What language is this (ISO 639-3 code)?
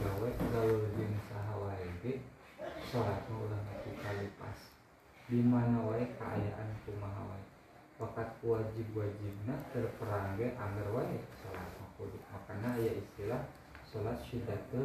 ind